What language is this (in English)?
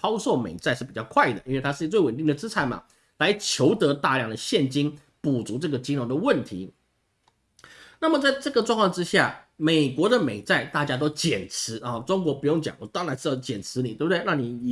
Chinese